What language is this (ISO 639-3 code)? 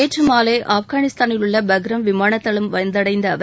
tam